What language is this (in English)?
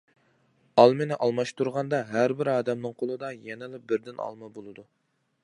Uyghur